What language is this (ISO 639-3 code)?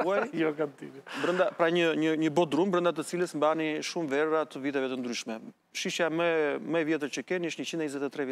ron